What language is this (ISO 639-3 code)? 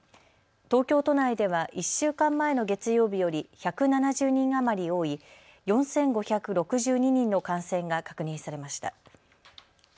jpn